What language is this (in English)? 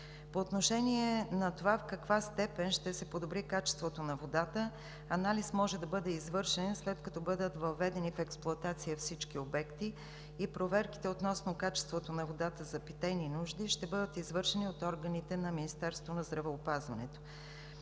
Bulgarian